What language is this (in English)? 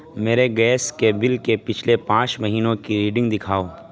Urdu